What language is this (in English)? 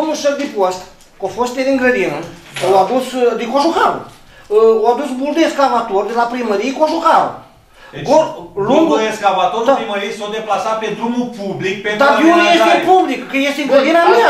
Romanian